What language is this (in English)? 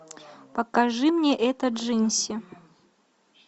Russian